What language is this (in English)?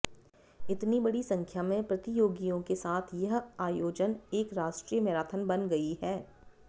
Hindi